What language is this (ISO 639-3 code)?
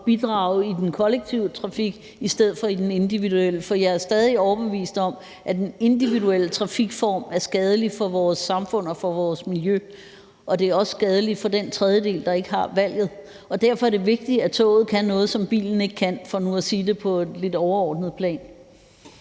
dan